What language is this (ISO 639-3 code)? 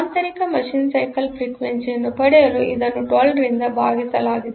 kan